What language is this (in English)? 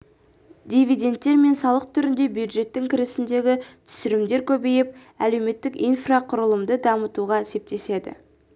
Kazakh